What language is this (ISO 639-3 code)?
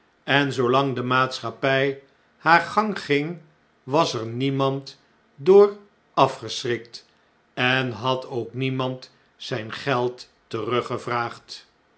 nld